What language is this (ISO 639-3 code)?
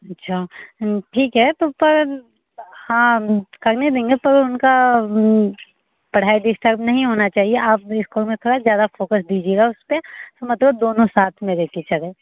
hin